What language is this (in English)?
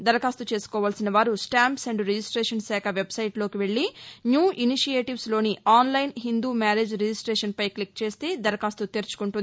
Telugu